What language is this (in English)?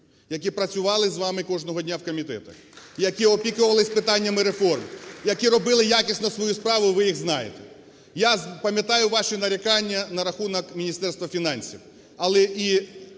Ukrainian